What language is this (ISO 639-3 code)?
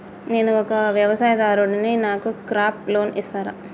tel